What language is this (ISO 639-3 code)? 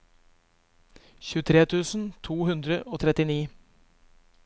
nor